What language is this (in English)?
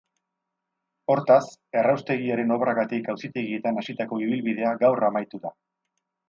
Basque